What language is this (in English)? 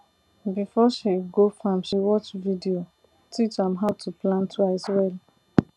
Nigerian Pidgin